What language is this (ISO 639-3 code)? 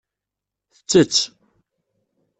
kab